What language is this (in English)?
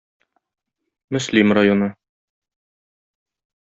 Tatar